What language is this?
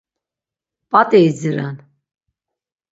Laz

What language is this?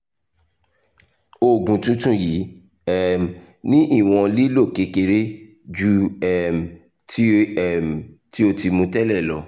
Yoruba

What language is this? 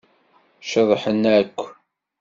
Kabyle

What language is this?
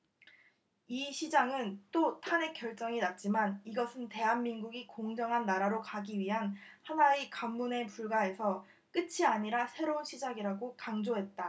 Korean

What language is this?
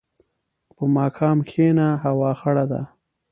Pashto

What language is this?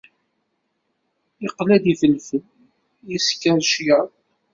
Kabyle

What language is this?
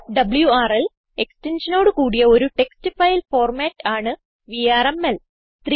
Malayalam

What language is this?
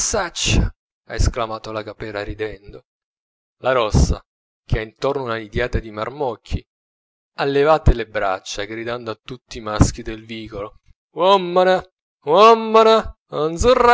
Italian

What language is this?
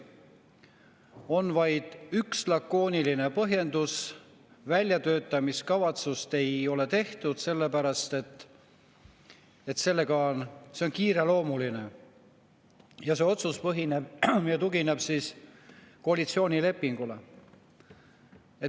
Estonian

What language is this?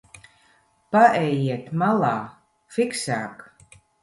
Latvian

